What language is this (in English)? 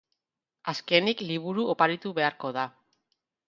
Basque